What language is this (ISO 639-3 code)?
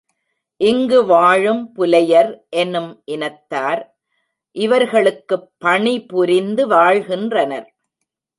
tam